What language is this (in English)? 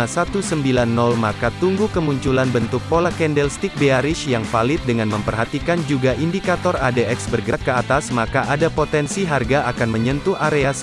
Indonesian